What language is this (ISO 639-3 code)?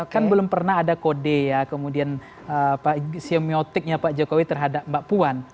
ind